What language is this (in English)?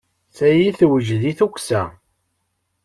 Kabyle